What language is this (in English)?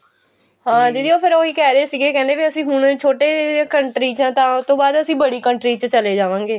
Punjabi